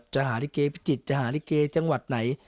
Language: Thai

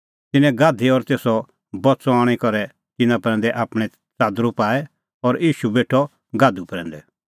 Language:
Kullu Pahari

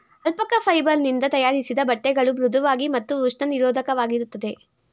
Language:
Kannada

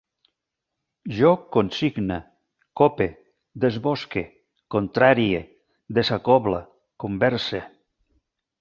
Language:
Catalan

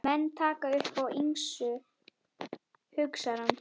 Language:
Icelandic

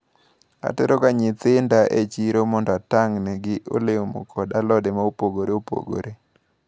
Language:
Luo (Kenya and Tanzania)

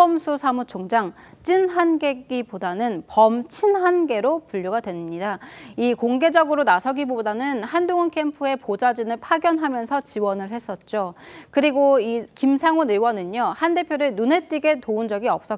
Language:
Korean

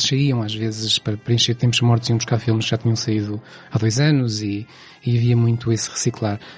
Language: Portuguese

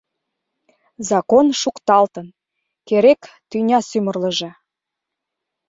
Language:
Mari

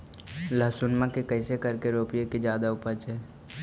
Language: Magahi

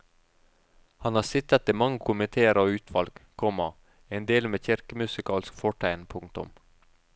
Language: Norwegian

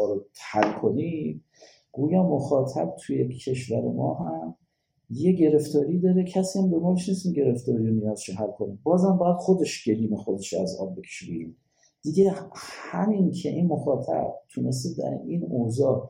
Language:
Persian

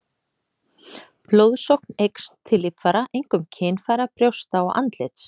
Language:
Icelandic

